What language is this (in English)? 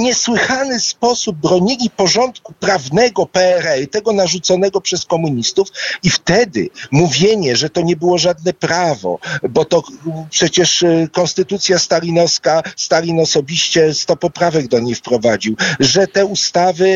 Polish